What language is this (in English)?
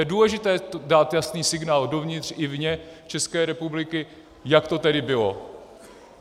Czech